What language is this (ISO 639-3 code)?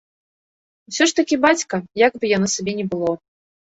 bel